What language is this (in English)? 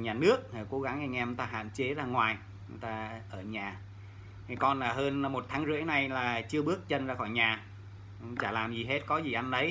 Vietnamese